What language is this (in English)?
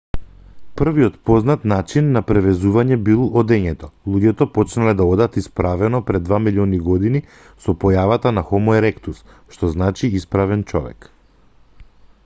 Macedonian